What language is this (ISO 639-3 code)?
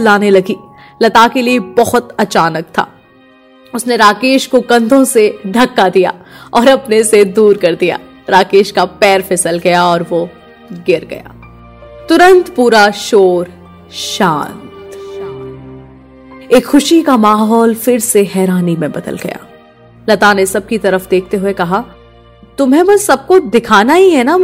hin